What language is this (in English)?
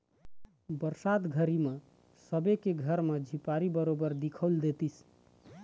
Chhattisgarhi